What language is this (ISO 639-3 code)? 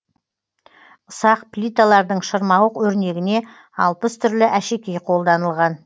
kaz